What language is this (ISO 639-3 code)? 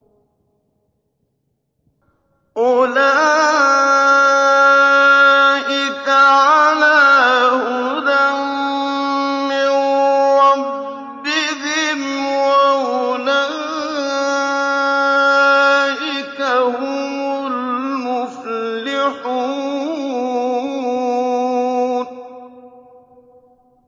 ara